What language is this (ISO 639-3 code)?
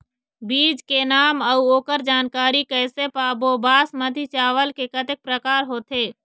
hne